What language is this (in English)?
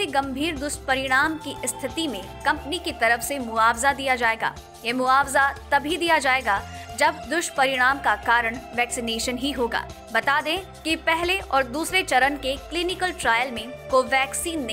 Hindi